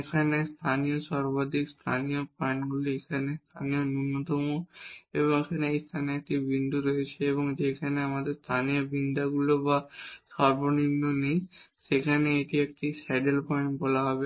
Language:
Bangla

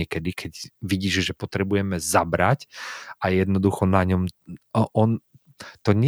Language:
Slovak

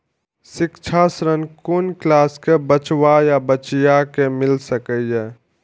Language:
Maithili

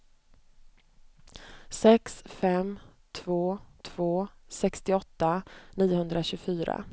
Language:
Swedish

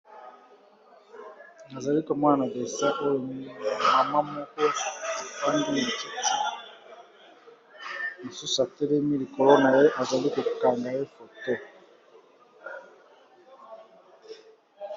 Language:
Lingala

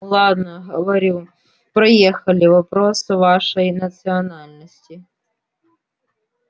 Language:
Russian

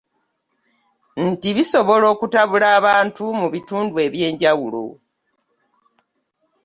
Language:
Ganda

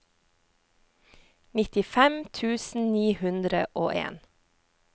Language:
Norwegian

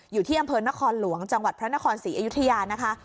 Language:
Thai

